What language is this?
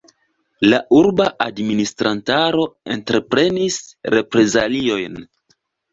Esperanto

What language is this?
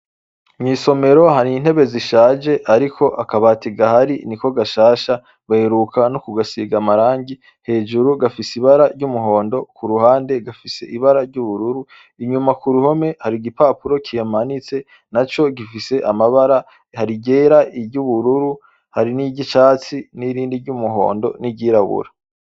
Rundi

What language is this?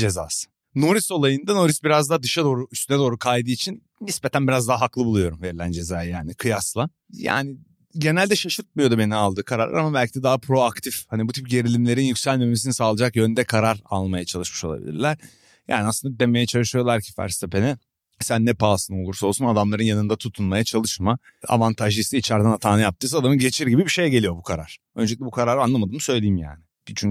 Turkish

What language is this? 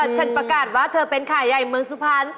Thai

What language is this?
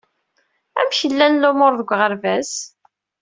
Kabyle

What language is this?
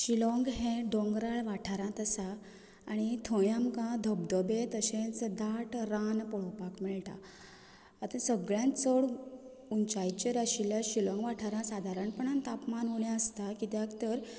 Konkani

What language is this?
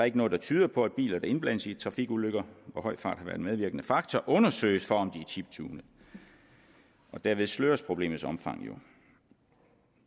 Danish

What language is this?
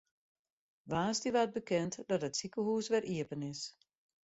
Western Frisian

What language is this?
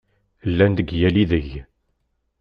Kabyle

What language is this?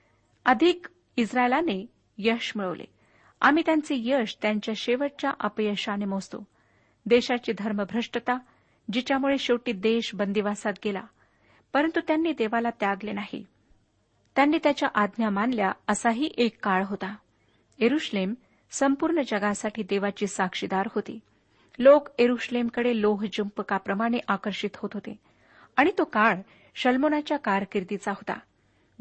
Marathi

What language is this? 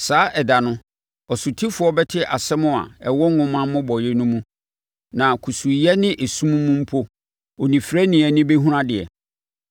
Akan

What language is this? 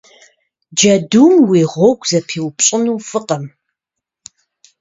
Kabardian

